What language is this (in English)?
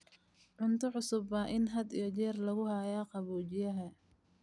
Somali